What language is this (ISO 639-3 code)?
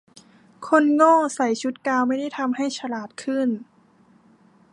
tha